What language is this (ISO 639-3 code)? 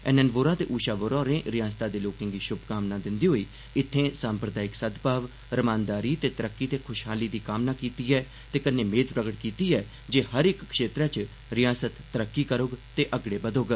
doi